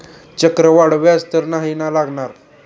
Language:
Marathi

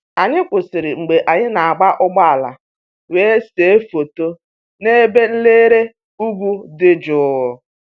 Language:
Igbo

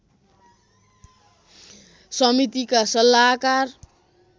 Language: Nepali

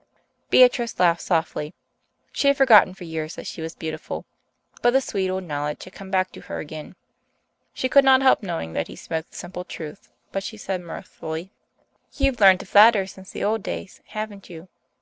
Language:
English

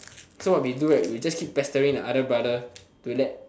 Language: English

